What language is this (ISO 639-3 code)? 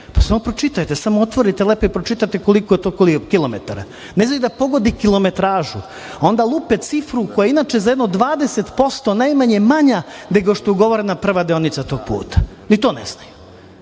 srp